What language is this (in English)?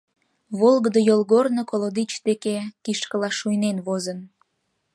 Mari